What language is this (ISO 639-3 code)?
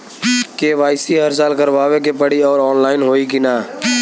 bho